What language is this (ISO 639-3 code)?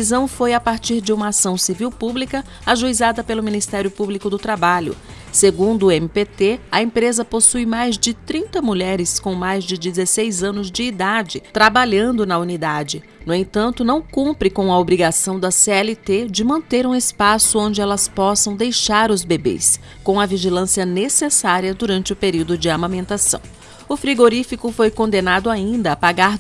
por